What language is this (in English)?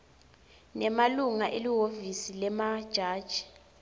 Swati